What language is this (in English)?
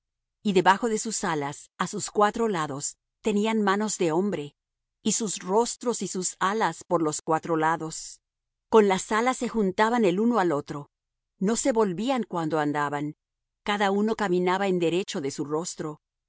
Spanish